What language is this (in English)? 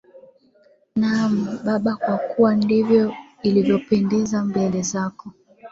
Swahili